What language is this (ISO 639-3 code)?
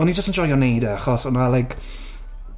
cym